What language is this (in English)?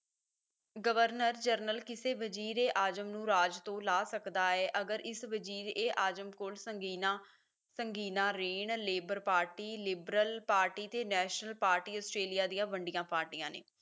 Punjabi